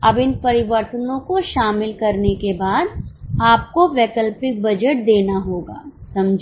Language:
Hindi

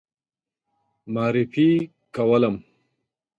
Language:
Pashto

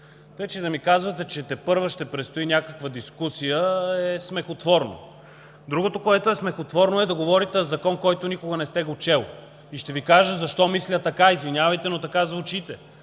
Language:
Bulgarian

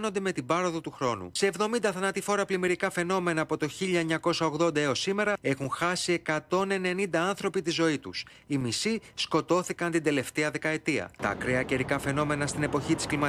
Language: Greek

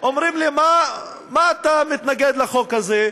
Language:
Hebrew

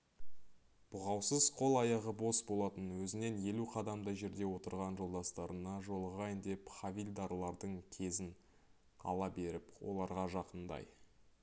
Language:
Kazakh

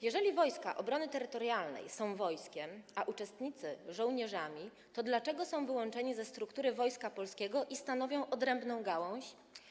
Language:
Polish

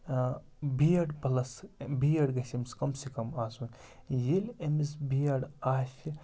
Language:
Kashmiri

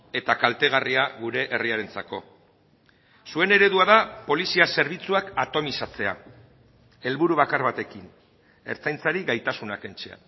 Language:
Basque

